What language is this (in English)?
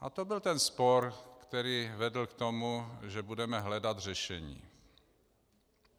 Czech